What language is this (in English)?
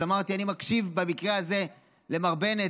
Hebrew